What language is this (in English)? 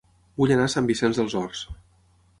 Catalan